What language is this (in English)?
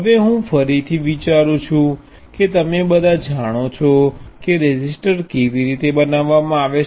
Gujarati